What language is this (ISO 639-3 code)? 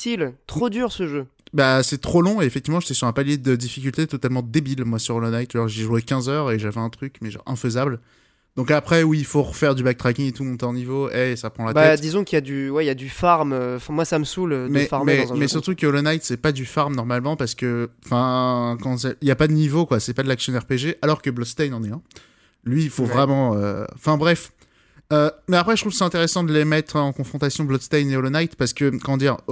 fra